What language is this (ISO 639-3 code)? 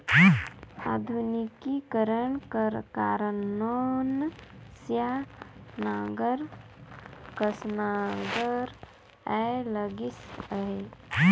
hne